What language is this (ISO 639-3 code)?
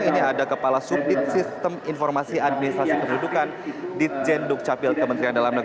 ind